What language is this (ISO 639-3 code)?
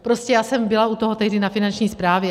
ces